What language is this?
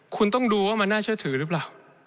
Thai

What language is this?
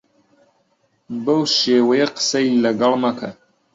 Central Kurdish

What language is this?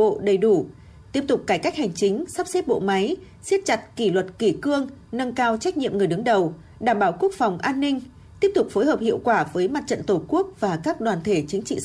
Vietnamese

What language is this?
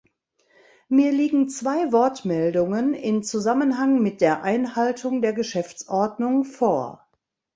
German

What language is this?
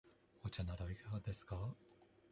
Japanese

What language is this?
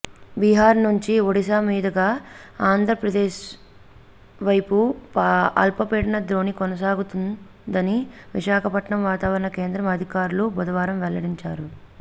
Telugu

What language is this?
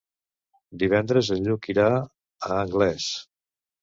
Catalan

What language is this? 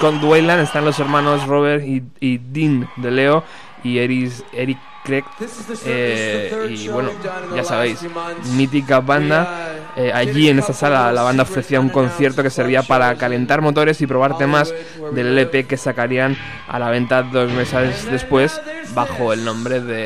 Spanish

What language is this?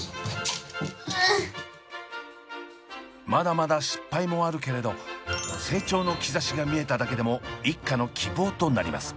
Japanese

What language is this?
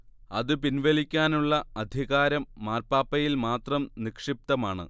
Malayalam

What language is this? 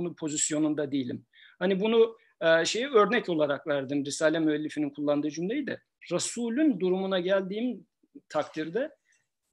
Turkish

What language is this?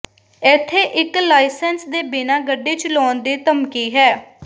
Punjabi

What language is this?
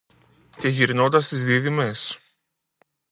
Greek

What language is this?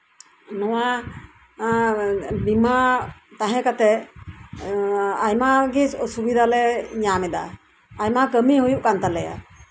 Santali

